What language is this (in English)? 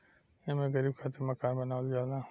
Bhojpuri